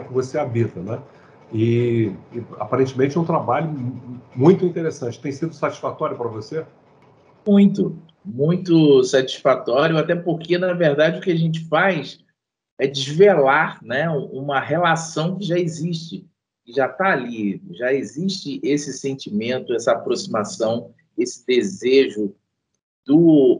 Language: Portuguese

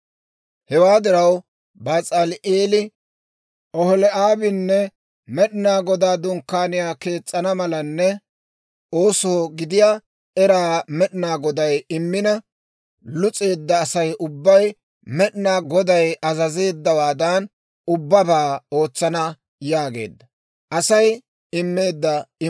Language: Dawro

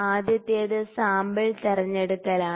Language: Malayalam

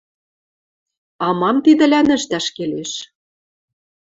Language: Western Mari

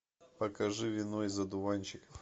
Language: Russian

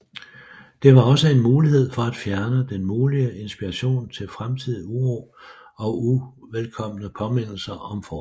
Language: Danish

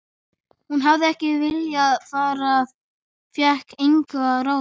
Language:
Icelandic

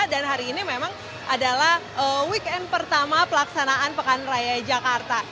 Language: Indonesian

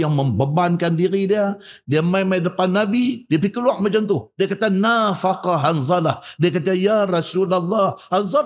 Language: Malay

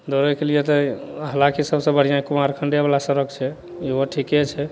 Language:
Maithili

